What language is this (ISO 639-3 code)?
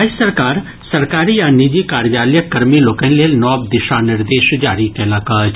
mai